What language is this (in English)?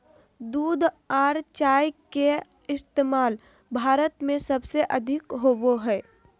Magahi